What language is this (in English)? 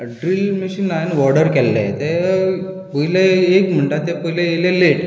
Konkani